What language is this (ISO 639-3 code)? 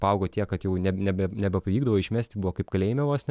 lit